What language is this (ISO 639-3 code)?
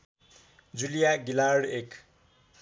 nep